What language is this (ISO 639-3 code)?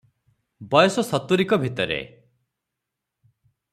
ori